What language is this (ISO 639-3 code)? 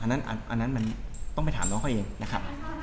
tha